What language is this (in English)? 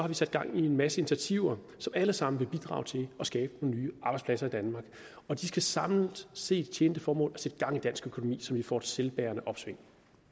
Danish